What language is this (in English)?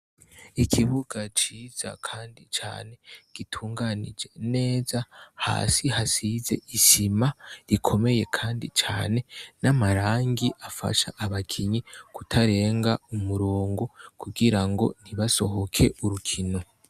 Rundi